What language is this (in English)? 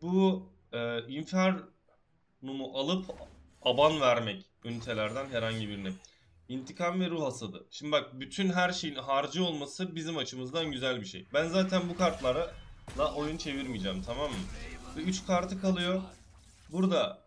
Turkish